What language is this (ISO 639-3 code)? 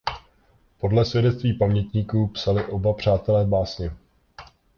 ces